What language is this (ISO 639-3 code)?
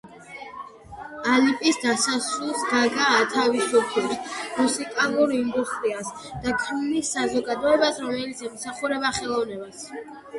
kat